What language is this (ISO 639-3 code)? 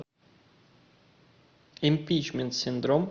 rus